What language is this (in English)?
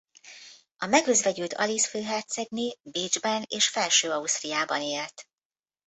Hungarian